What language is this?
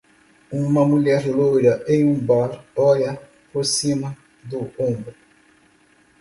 Portuguese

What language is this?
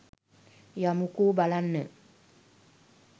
Sinhala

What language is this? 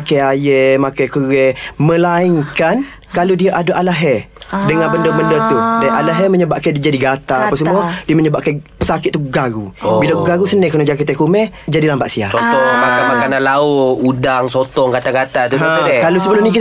Malay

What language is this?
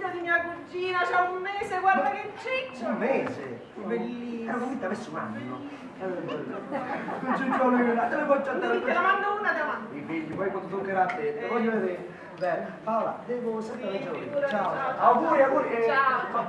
Italian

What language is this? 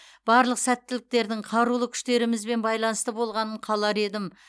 Kazakh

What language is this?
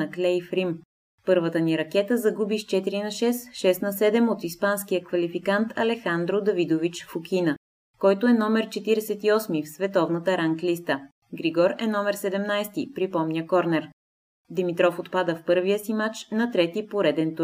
Bulgarian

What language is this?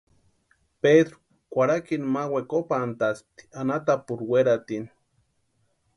Western Highland Purepecha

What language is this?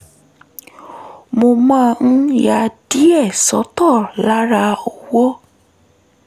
Yoruba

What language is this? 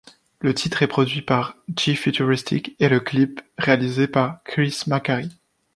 French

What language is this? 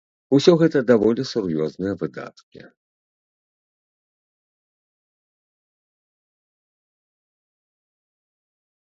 Belarusian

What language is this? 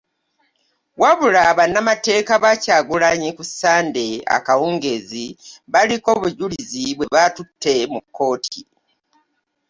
Ganda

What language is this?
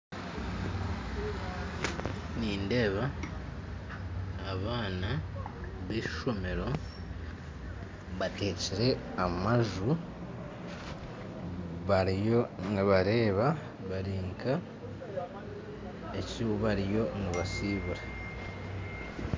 Nyankole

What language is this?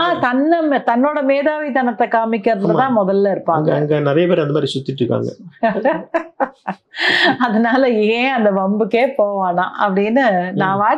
Tamil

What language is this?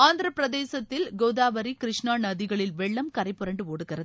Tamil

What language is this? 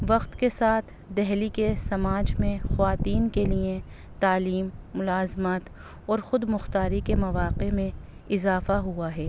Urdu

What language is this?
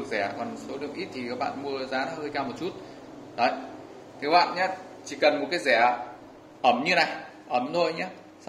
Vietnamese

